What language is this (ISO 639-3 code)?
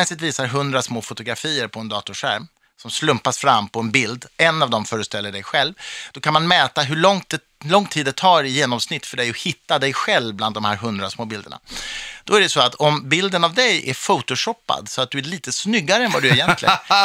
swe